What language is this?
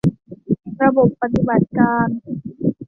Thai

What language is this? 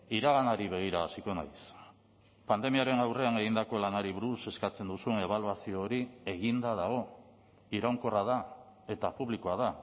Basque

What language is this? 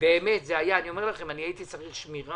Hebrew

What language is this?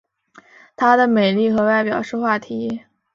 Chinese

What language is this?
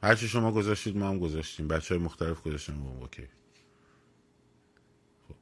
Persian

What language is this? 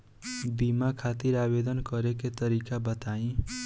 Bhojpuri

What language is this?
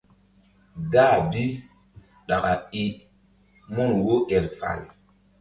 Mbum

